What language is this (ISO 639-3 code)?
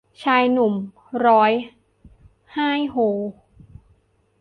tha